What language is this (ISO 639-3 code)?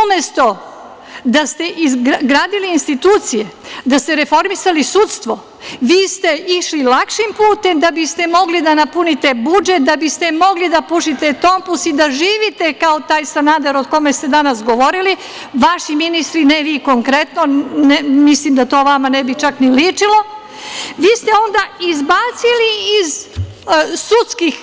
srp